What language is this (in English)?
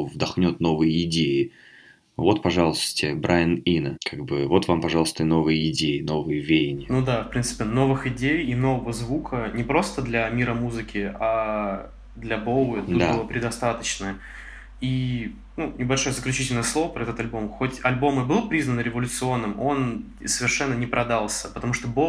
Russian